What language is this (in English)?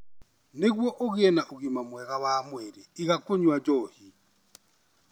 Kikuyu